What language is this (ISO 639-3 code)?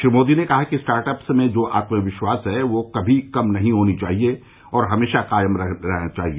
hin